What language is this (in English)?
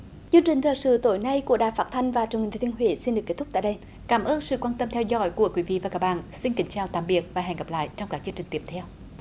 Vietnamese